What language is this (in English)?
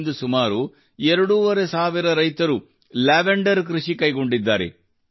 Kannada